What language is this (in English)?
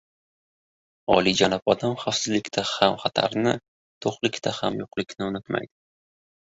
Uzbek